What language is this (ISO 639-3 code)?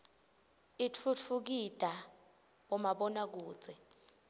ssw